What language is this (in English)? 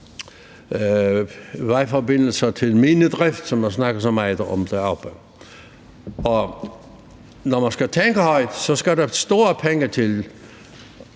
Danish